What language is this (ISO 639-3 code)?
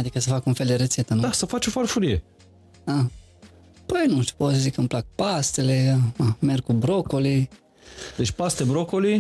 ron